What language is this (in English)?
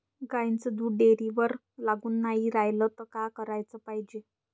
Marathi